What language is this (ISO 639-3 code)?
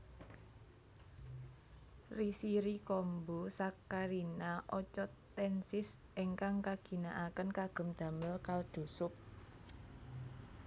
jav